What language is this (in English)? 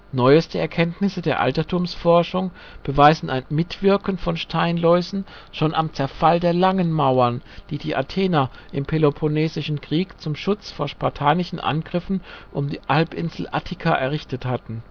German